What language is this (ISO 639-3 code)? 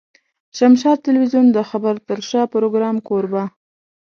pus